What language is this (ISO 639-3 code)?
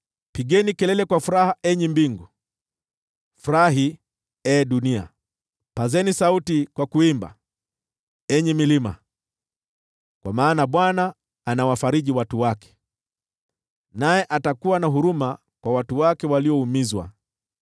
swa